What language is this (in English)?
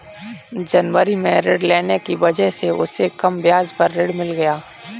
Hindi